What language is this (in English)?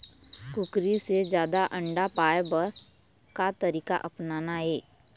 Chhattisgarhi